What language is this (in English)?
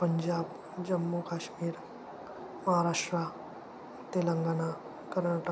Marathi